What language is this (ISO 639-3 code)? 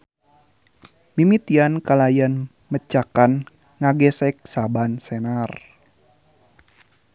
sun